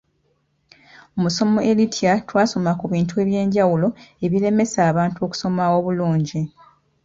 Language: Ganda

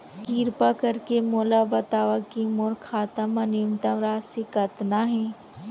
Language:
Chhattisgarhi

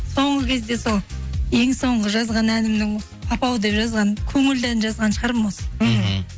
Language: Kazakh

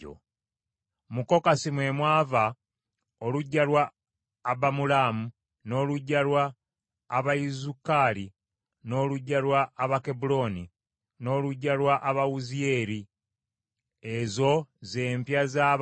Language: Ganda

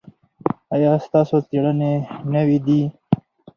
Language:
Pashto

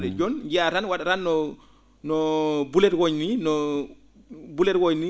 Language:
Fula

